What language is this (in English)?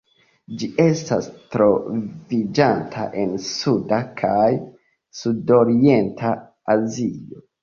Esperanto